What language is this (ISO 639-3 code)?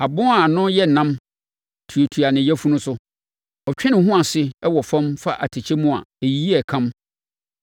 aka